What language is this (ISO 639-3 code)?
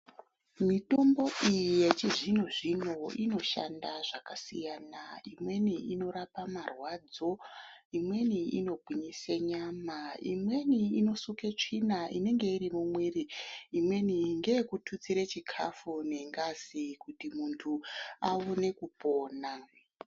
ndc